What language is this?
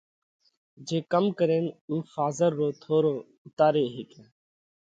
Parkari Koli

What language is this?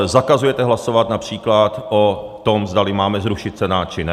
Czech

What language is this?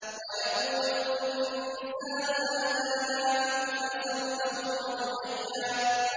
Arabic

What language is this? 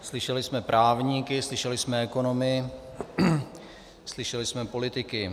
Czech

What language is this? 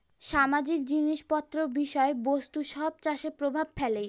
Bangla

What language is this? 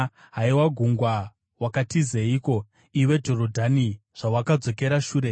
Shona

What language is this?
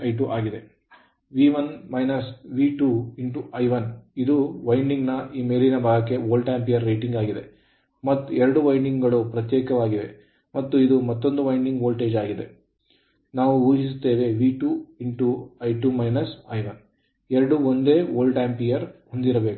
Kannada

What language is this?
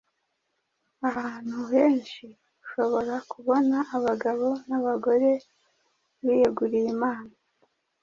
Kinyarwanda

